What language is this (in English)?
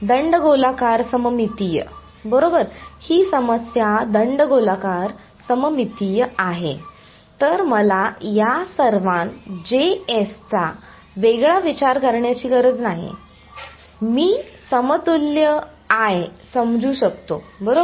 Marathi